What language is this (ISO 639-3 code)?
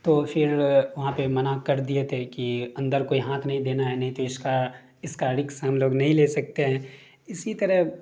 urd